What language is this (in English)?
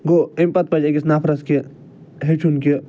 Kashmiri